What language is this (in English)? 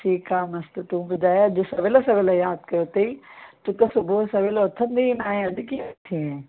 Sindhi